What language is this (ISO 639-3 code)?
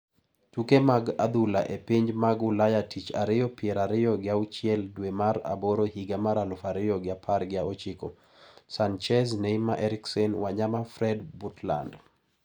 luo